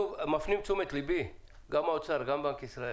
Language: Hebrew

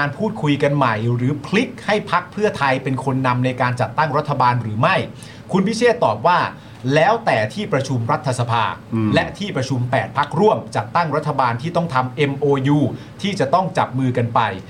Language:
Thai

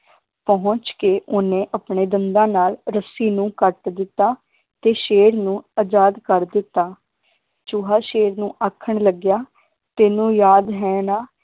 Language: Punjabi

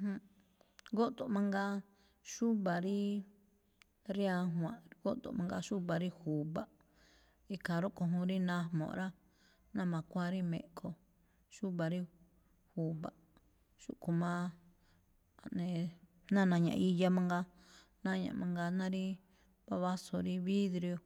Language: Malinaltepec Me'phaa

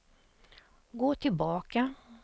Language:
Swedish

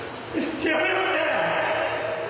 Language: Japanese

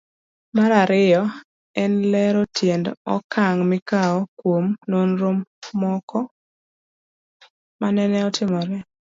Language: Luo (Kenya and Tanzania)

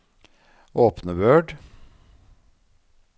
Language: Norwegian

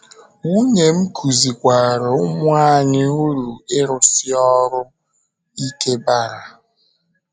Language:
Igbo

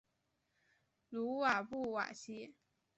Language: Chinese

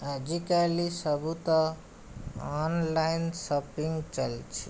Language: Odia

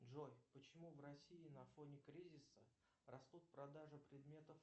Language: Russian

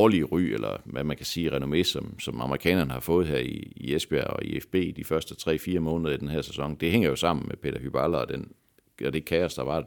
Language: Danish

